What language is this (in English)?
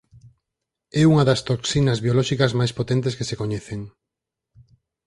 Galician